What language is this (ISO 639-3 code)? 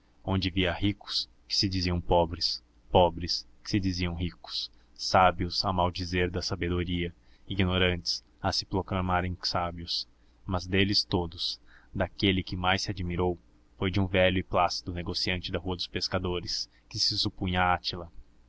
por